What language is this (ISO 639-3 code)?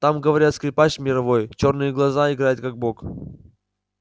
rus